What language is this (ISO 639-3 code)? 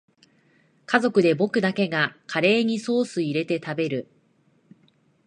jpn